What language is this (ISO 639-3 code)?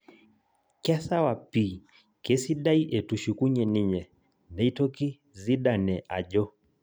mas